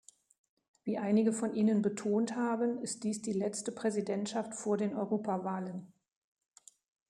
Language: German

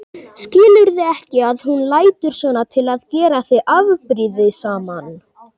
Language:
Icelandic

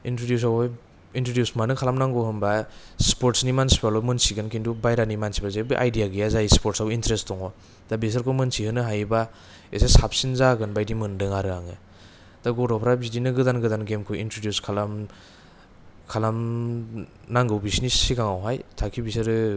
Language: Bodo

